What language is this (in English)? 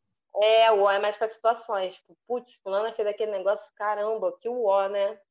Portuguese